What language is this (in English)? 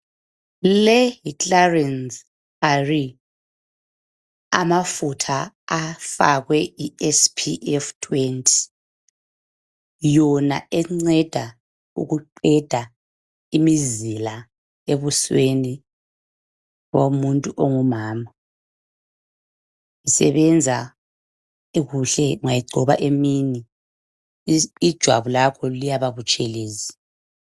North Ndebele